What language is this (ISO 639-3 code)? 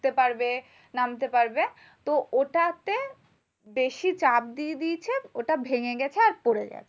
ben